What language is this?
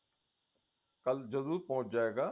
Punjabi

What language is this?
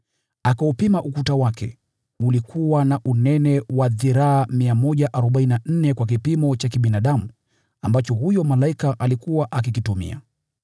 Swahili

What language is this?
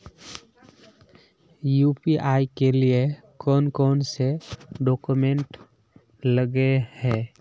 Magahi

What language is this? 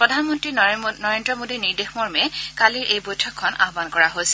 Assamese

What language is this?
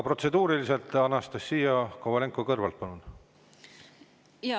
Estonian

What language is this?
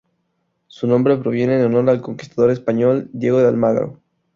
Spanish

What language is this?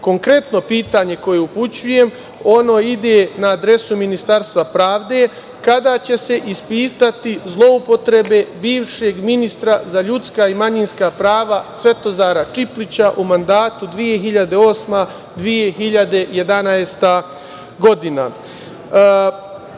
Serbian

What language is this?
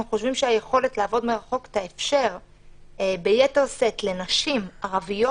Hebrew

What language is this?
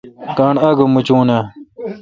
Kalkoti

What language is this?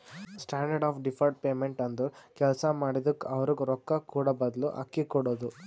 Kannada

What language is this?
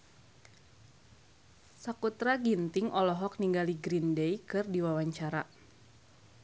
Sundanese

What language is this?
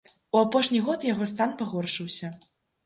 Belarusian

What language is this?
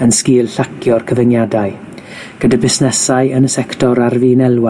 Welsh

